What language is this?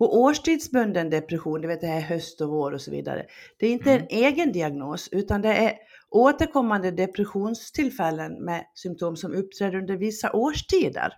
Swedish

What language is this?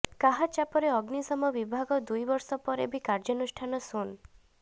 Odia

